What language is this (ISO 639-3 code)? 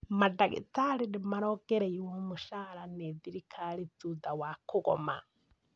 kik